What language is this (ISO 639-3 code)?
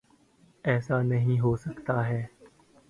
urd